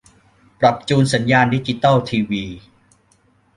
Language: Thai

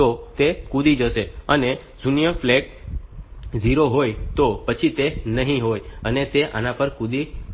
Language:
Gujarati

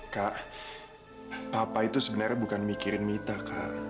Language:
Indonesian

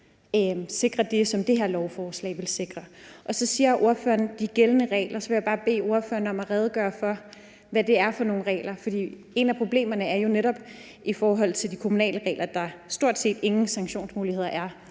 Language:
Danish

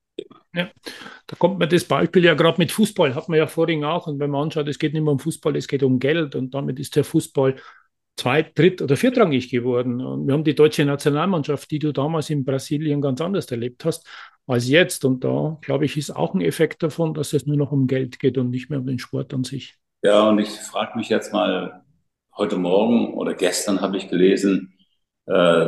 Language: German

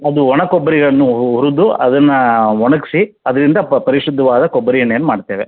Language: Kannada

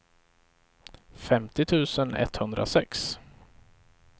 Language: Swedish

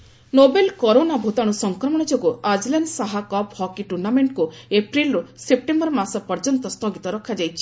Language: Odia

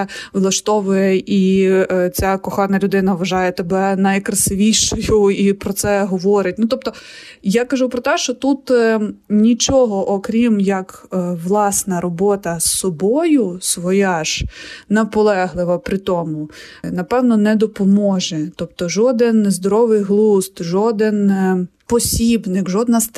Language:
Ukrainian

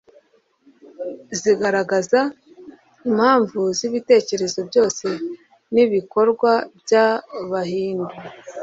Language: Kinyarwanda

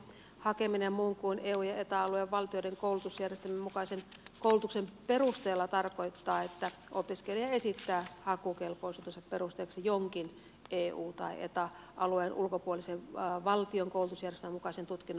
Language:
Finnish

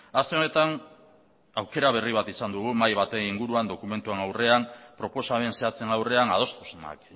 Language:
Basque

